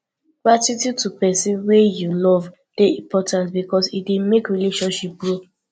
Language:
Nigerian Pidgin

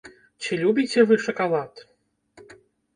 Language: Belarusian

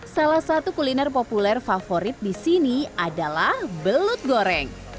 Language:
Indonesian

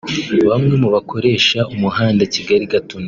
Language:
Kinyarwanda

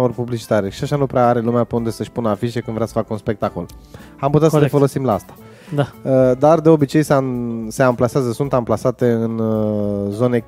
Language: Romanian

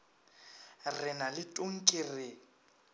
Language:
Northern Sotho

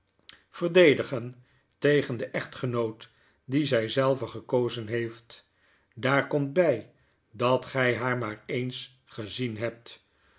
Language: Dutch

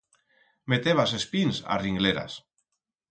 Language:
Aragonese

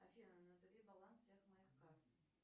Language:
Russian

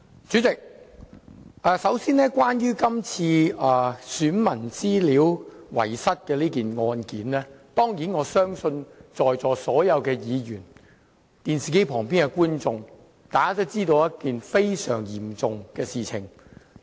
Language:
Cantonese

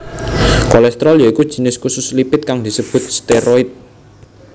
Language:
Javanese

